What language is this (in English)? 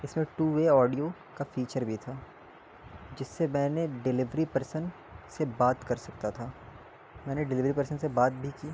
Urdu